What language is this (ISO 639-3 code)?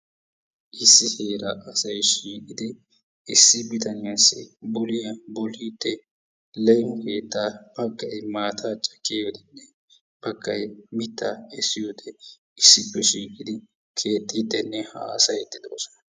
wal